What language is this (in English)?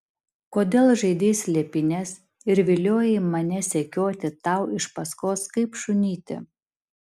Lithuanian